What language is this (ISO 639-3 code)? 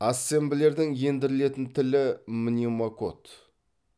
kaz